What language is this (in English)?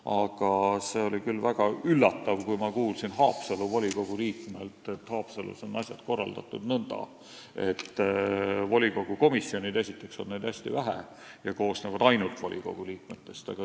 Estonian